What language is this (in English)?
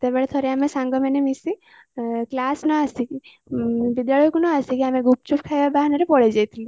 Odia